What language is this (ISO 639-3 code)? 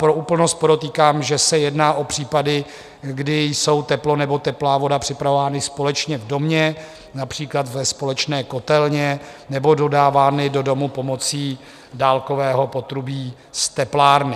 ces